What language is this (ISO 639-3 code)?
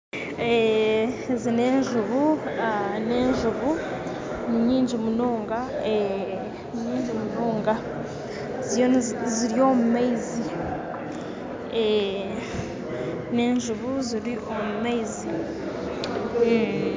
nyn